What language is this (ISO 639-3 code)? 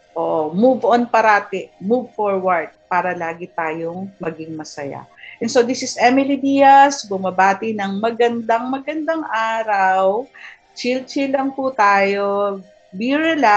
fil